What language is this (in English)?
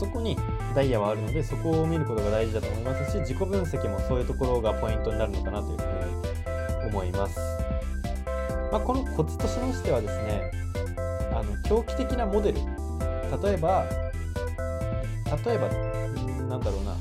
Japanese